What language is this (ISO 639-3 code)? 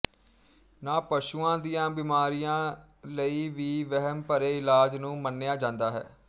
pan